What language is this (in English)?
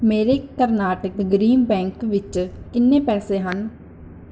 Punjabi